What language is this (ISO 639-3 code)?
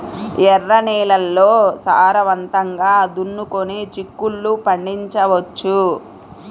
tel